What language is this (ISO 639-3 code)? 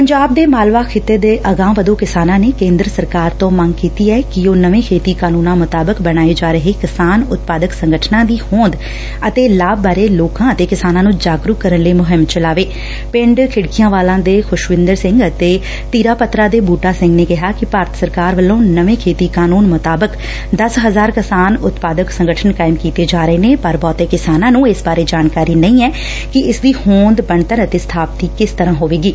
pan